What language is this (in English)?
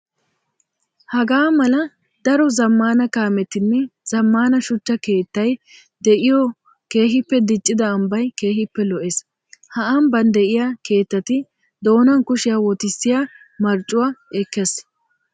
Wolaytta